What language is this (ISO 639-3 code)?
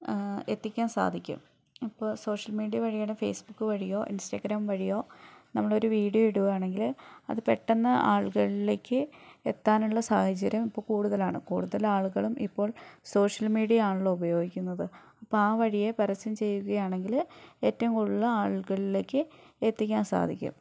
mal